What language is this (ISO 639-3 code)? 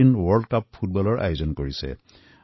asm